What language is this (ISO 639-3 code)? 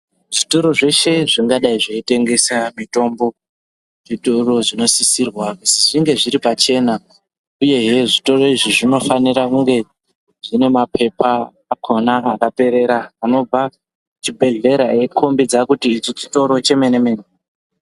ndc